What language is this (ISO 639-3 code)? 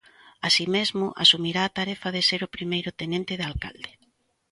glg